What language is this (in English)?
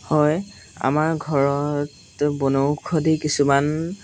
Assamese